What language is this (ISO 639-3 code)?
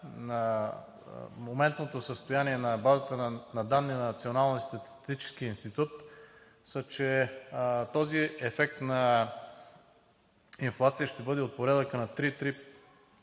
bul